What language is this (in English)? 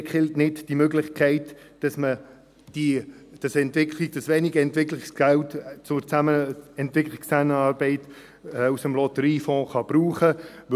Swiss German